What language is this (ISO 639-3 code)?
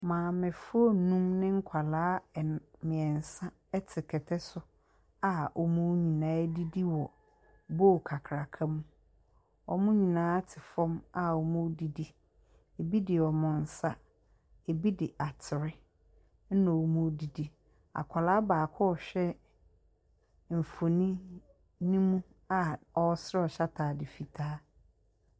aka